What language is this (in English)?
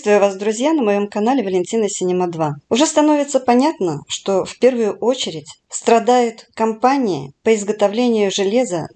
Russian